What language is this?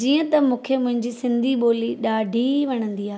Sindhi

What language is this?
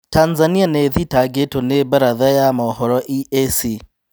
Kikuyu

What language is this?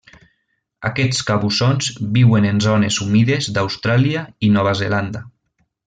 Catalan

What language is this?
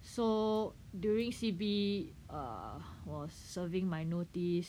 English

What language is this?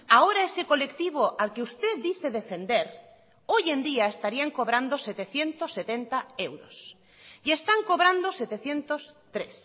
Spanish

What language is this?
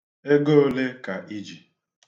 Igbo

